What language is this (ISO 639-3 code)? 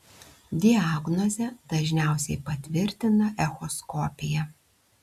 lit